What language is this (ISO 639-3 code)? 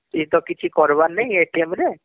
ori